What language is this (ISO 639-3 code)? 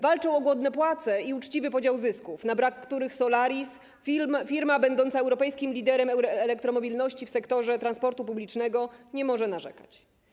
pol